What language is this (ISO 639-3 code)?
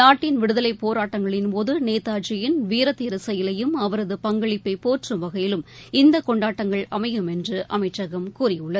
tam